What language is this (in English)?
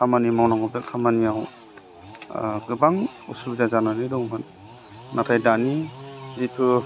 Bodo